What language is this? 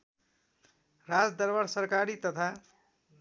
Nepali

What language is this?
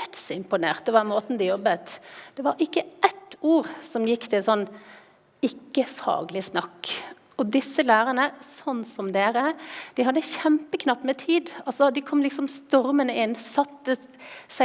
Norwegian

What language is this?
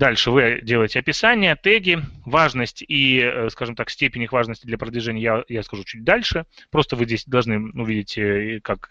Russian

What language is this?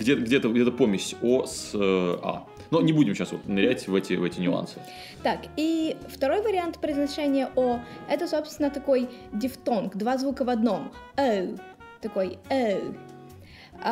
Russian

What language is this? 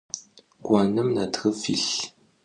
Adyghe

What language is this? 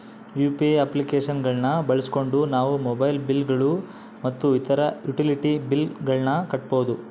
Kannada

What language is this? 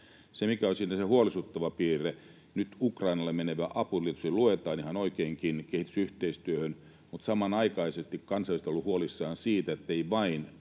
Finnish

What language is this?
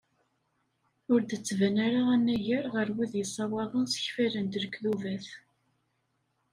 Kabyle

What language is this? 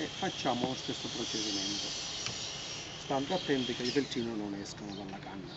Italian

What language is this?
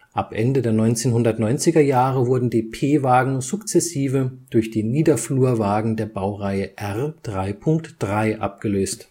German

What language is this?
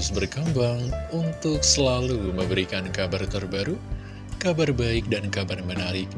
Indonesian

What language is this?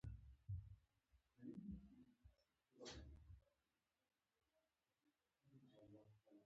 Pashto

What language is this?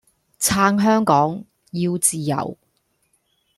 Cantonese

